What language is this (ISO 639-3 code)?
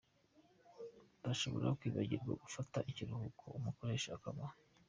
kin